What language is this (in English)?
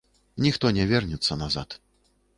Belarusian